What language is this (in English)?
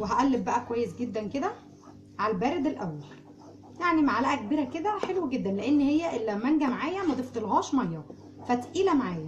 Arabic